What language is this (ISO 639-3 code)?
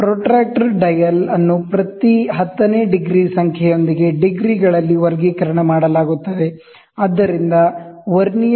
kan